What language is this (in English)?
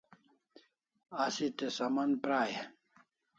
Kalasha